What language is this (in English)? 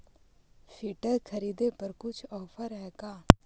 Magahi